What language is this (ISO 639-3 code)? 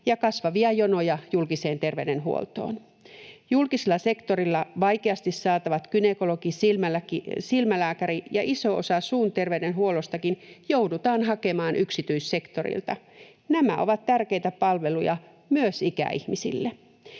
fin